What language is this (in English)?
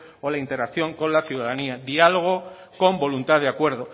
Spanish